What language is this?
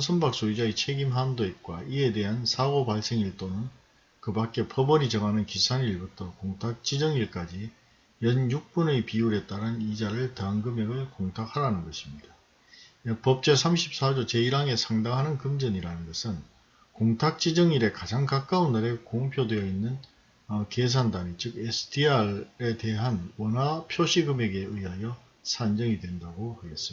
Korean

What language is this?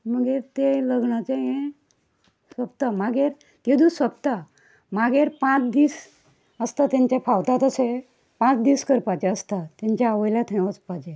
Konkani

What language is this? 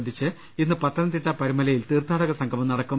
Malayalam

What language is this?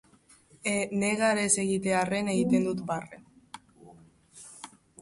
Basque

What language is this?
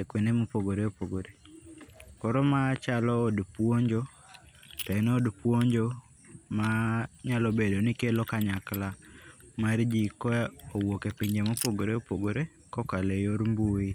Luo (Kenya and Tanzania)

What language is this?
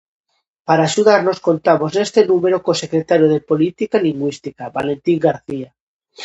Galician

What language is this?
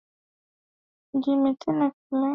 Swahili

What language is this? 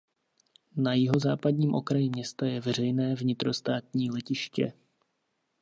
Czech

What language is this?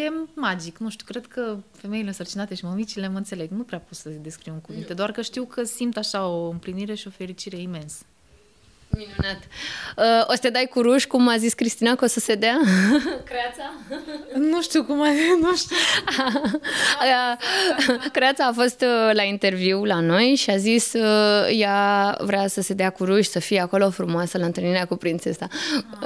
Romanian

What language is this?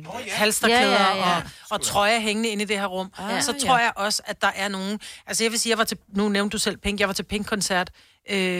Danish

